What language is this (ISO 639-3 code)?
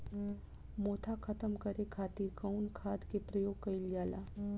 bho